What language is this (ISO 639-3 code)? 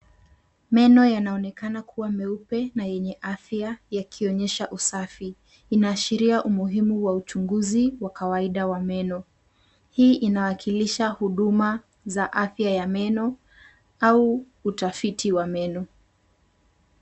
swa